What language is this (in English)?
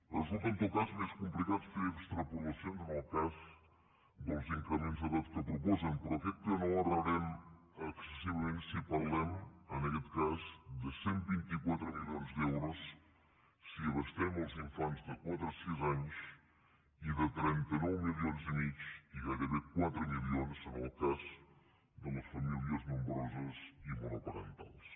Catalan